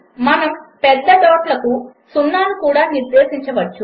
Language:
Telugu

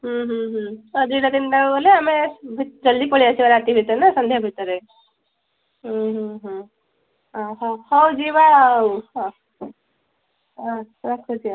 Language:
Odia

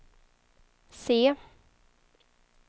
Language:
Swedish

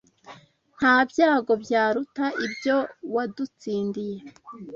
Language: Kinyarwanda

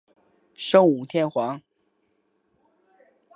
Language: Chinese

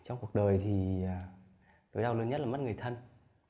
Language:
Vietnamese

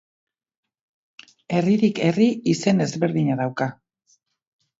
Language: Basque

